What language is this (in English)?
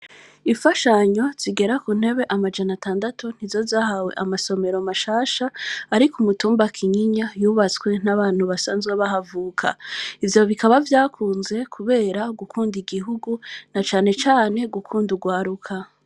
Rundi